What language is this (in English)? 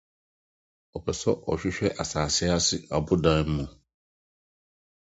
Akan